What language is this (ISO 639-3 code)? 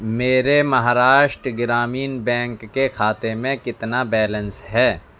urd